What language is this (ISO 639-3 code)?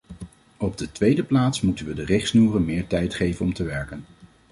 nld